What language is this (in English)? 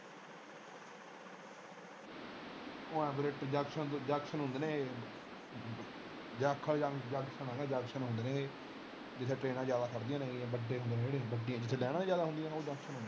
Punjabi